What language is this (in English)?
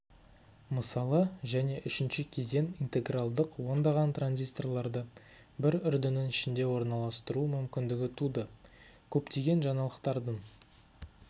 Kazakh